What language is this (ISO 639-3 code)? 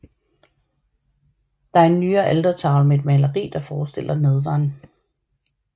dan